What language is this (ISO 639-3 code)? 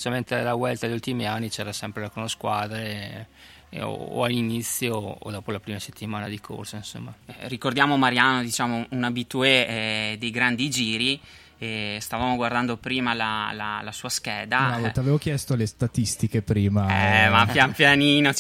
ita